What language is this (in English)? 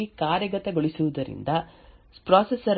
Kannada